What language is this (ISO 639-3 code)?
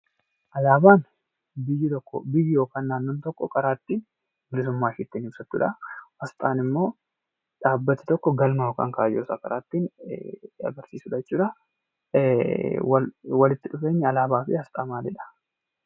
orm